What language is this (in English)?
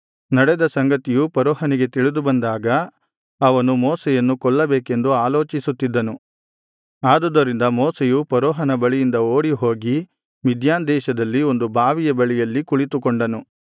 Kannada